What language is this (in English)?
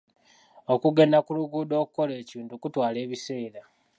Ganda